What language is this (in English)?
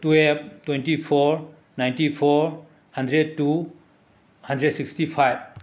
Manipuri